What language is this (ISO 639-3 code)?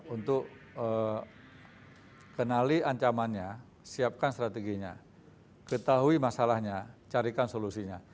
ind